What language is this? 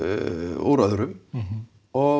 Icelandic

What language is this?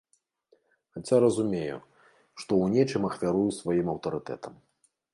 Belarusian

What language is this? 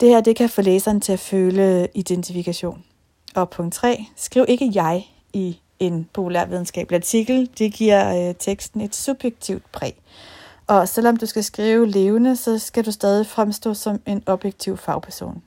Danish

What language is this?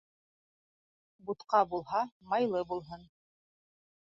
Bashkir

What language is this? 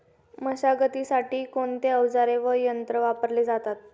Marathi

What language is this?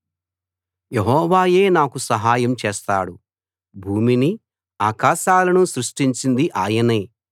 Telugu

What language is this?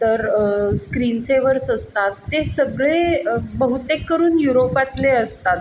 Marathi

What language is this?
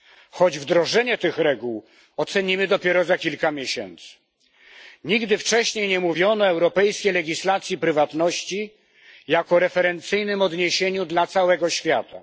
Polish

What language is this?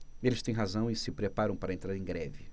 Portuguese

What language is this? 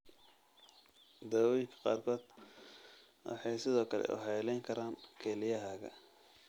Somali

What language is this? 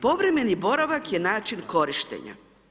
Croatian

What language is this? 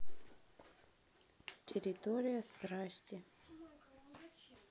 Russian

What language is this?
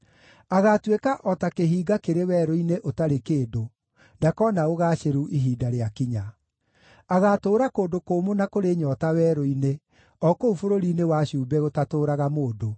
Kikuyu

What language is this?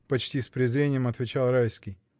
Russian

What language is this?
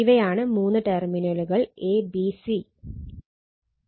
Malayalam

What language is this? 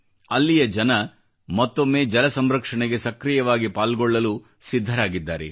Kannada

